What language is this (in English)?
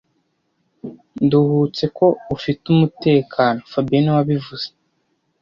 Kinyarwanda